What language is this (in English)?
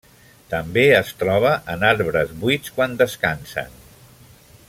Catalan